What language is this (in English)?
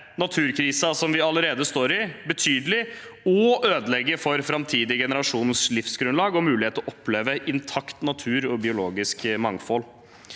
Norwegian